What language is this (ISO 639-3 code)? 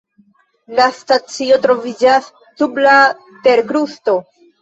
epo